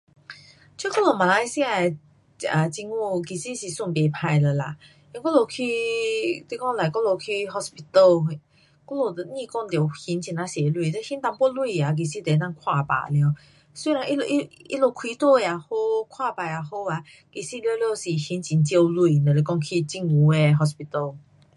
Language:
Pu-Xian Chinese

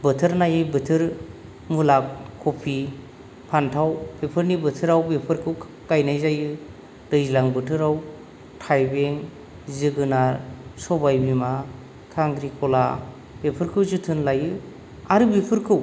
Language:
Bodo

